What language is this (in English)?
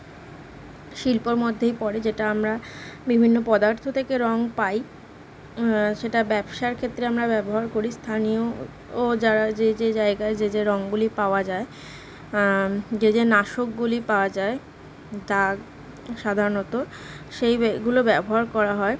Bangla